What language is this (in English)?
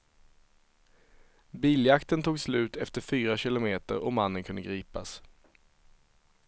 Swedish